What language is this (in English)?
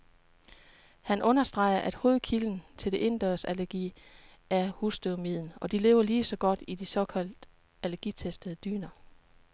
Danish